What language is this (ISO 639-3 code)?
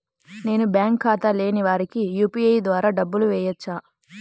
tel